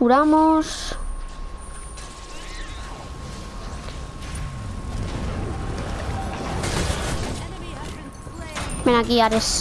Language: Spanish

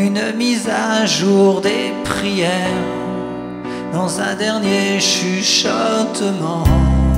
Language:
French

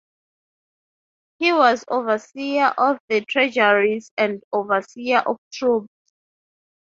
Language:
English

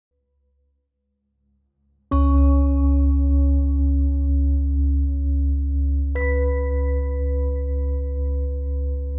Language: Dutch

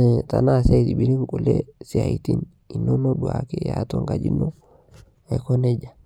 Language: Masai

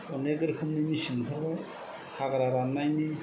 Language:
Bodo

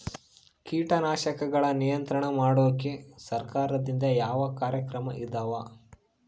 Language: Kannada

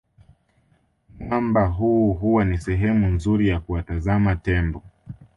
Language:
Swahili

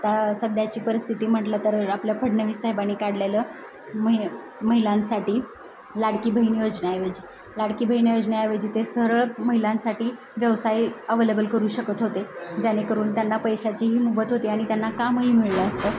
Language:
Marathi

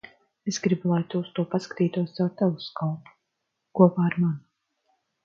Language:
Latvian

